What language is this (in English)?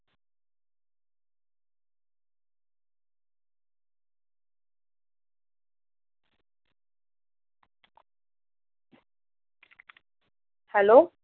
Punjabi